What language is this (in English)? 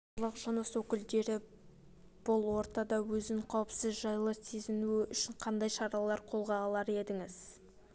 Kazakh